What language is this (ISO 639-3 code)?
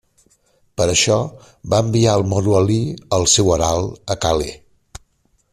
cat